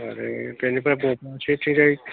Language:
Bodo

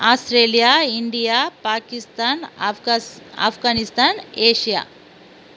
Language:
Tamil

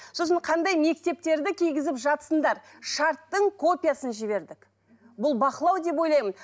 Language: Kazakh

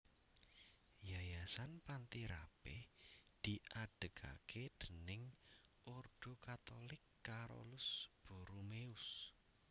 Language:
Javanese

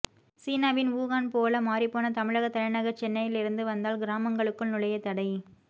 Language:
Tamil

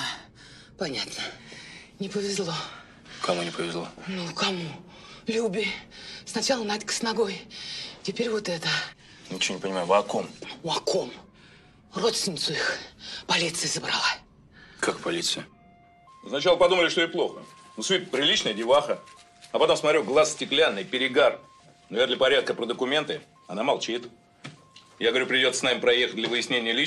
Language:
Russian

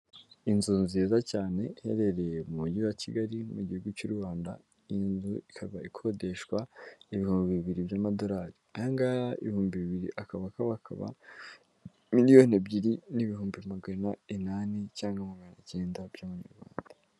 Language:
Kinyarwanda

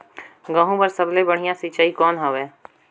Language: Chhattisgarhi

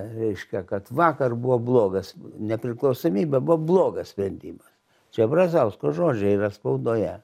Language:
Lithuanian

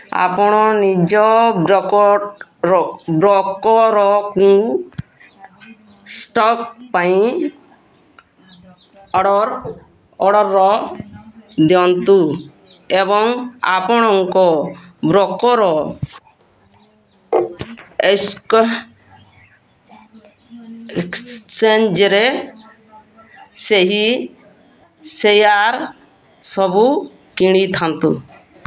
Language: Odia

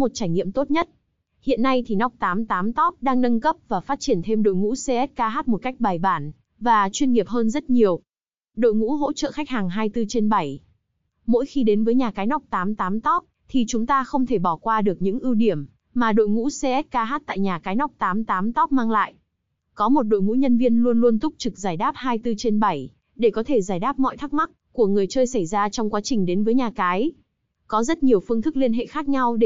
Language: Vietnamese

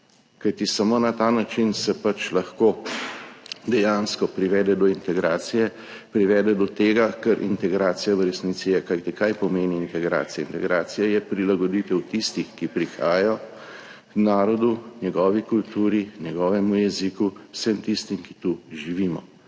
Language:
Slovenian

